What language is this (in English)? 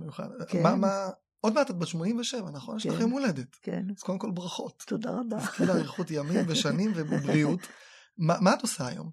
Hebrew